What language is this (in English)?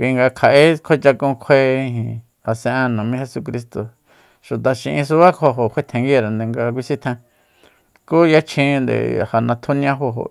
Soyaltepec Mazatec